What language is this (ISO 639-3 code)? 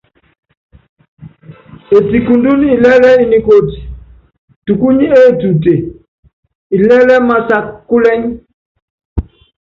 yav